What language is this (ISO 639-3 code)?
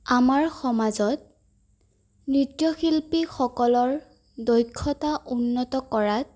asm